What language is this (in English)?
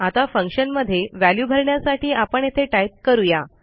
Marathi